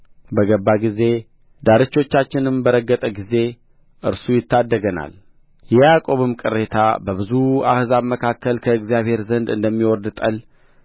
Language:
Amharic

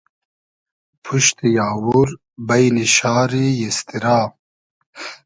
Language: Hazaragi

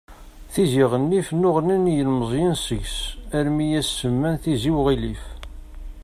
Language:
Kabyle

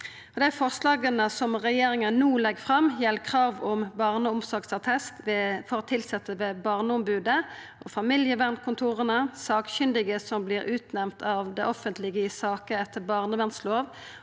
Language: Norwegian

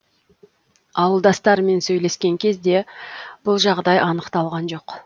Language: Kazakh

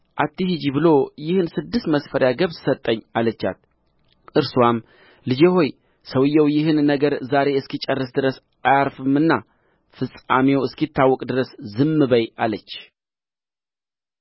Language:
Amharic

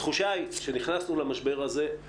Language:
Hebrew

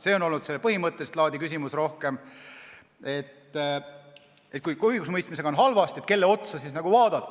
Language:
Estonian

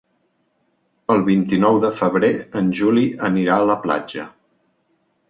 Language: Catalan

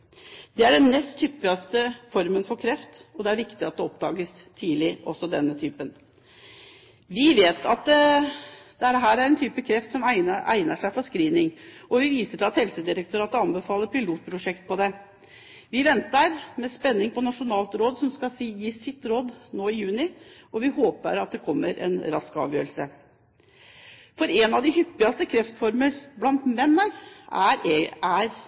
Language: Norwegian Bokmål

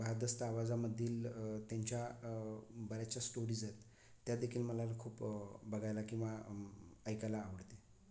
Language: Marathi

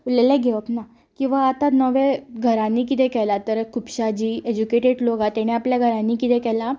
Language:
Konkani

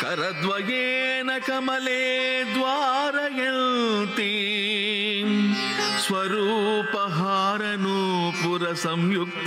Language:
Telugu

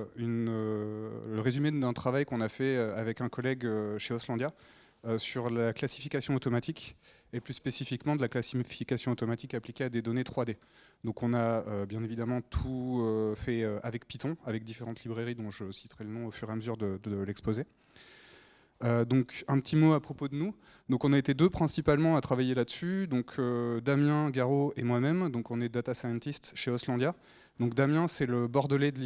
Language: French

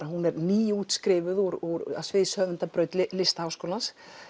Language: Icelandic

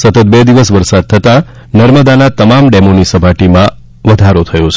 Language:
Gujarati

